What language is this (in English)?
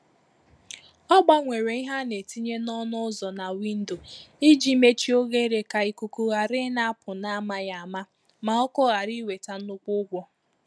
Igbo